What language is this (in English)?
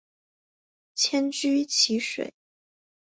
Chinese